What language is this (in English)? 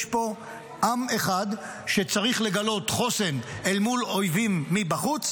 Hebrew